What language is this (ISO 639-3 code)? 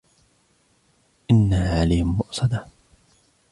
ara